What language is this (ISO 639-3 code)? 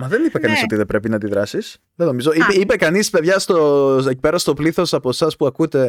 ell